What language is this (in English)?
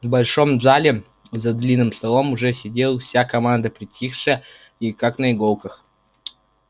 Russian